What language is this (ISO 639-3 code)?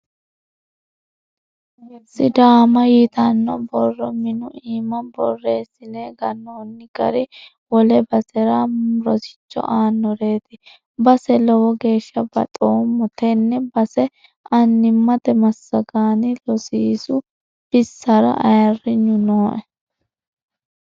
sid